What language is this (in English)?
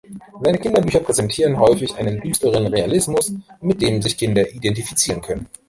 German